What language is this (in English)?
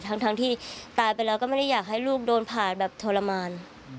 Thai